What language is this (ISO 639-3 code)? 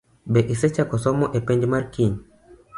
luo